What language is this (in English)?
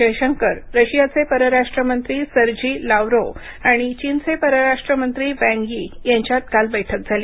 Marathi